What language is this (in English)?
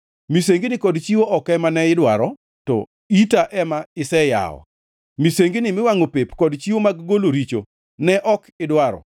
Luo (Kenya and Tanzania)